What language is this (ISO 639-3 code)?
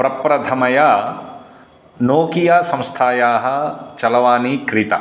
san